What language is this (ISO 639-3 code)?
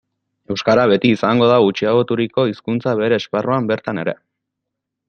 eus